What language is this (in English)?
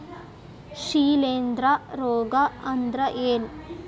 Kannada